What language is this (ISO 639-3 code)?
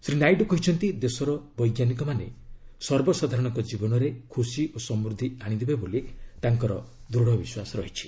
ori